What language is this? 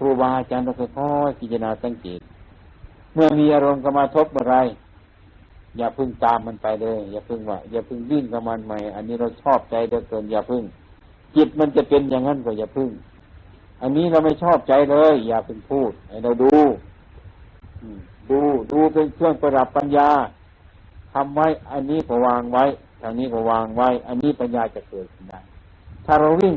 Thai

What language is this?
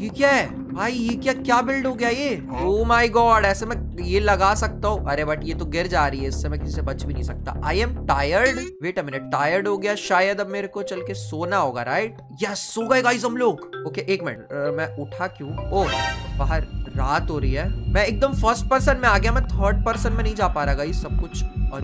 Hindi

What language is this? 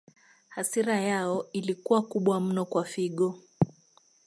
Swahili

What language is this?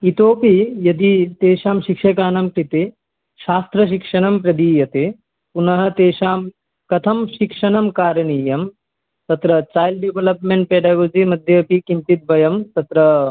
Sanskrit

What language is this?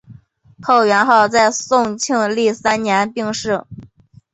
Chinese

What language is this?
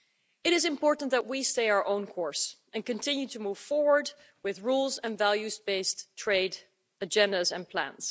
English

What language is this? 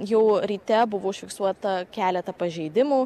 Lithuanian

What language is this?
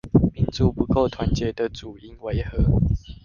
Chinese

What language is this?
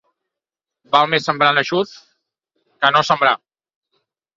Catalan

